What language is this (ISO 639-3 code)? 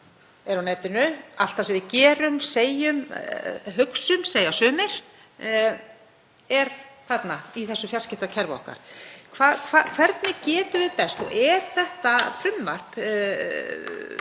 isl